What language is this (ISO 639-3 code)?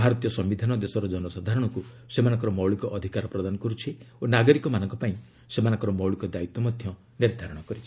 ori